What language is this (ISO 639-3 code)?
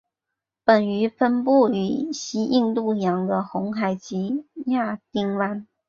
zho